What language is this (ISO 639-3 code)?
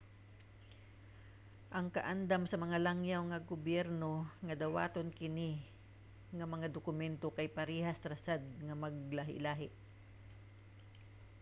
ceb